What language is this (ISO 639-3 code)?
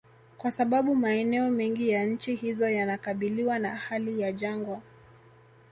swa